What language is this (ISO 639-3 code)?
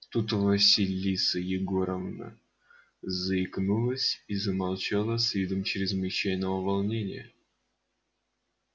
rus